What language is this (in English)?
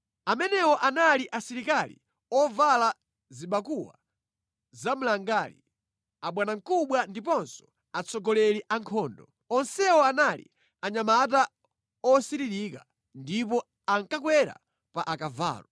Nyanja